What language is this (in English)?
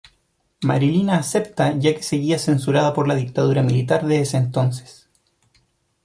Spanish